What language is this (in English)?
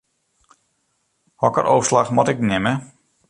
Western Frisian